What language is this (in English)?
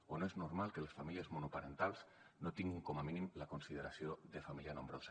Catalan